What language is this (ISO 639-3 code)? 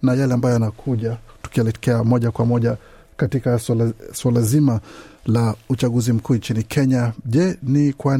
swa